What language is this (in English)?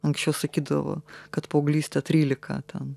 Lithuanian